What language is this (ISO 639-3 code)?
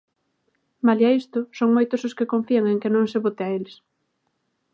glg